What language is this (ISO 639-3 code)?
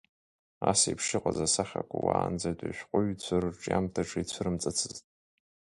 abk